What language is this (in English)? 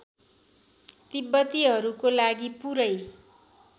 Nepali